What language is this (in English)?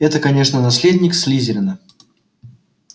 Russian